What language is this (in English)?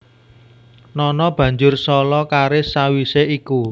Javanese